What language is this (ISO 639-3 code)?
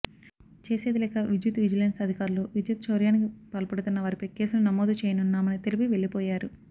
tel